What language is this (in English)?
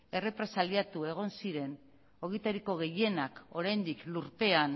Basque